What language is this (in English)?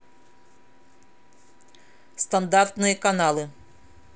Russian